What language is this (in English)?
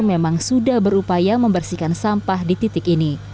Indonesian